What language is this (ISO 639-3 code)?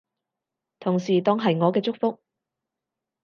yue